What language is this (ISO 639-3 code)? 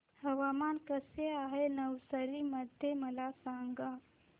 mar